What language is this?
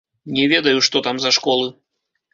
Belarusian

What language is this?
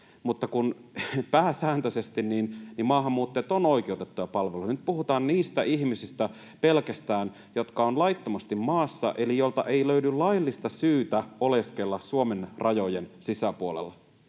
Finnish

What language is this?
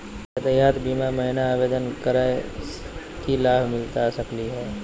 Magahi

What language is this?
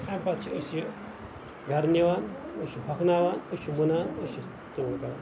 Kashmiri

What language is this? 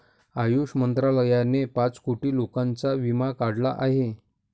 Marathi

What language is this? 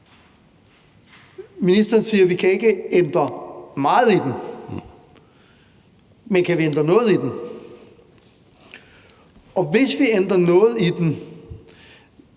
Danish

